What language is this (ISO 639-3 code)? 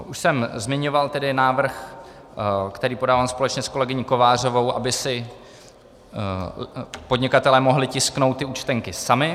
ces